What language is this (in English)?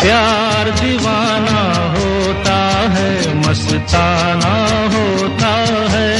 Hindi